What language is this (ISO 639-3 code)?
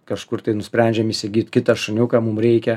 lit